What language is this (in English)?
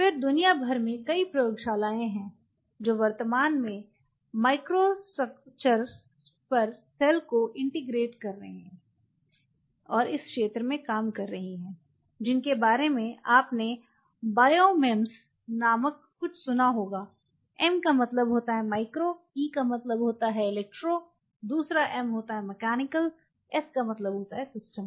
Hindi